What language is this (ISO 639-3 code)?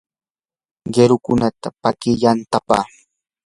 qur